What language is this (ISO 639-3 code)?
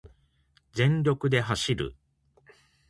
jpn